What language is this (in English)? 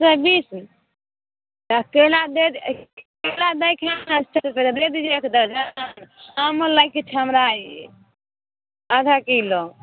Maithili